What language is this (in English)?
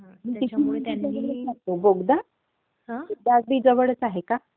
Marathi